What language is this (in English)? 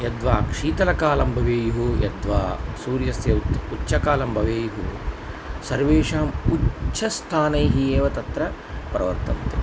Sanskrit